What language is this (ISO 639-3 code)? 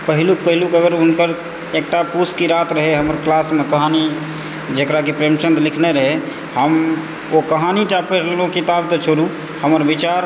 mai